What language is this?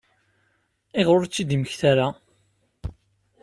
Kabyle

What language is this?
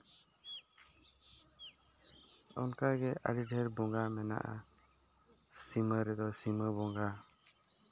Santali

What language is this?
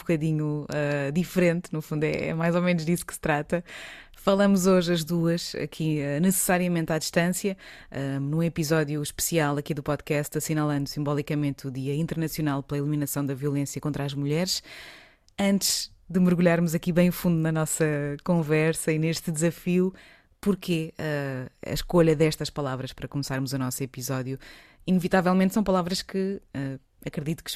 Portuguese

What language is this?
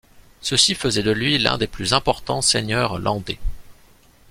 French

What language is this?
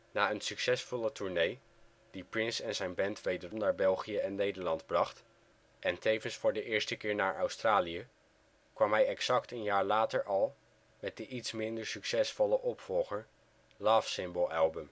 Dutch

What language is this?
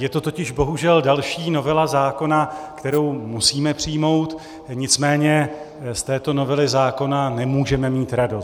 Czech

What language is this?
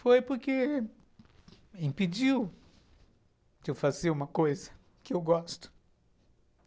Portuguese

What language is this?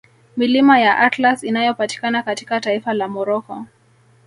Swahili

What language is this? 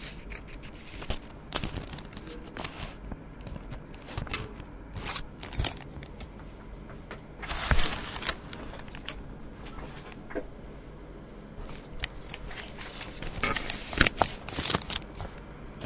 Tamil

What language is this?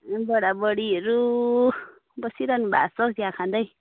Nepali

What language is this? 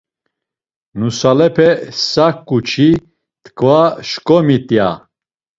Laz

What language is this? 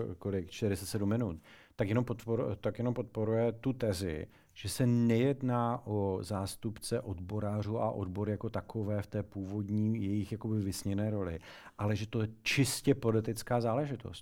Czech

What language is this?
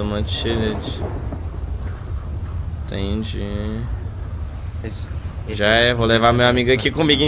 Portuguese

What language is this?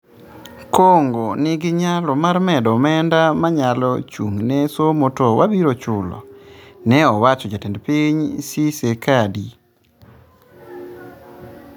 Luo (Kenya and Tanzania)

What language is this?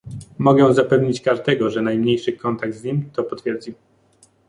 Polish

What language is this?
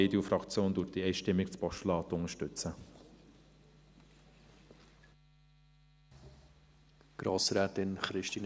Swiss German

